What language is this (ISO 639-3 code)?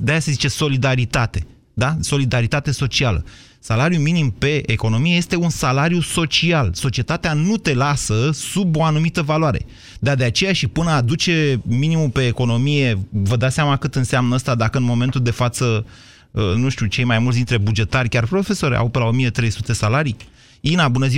ron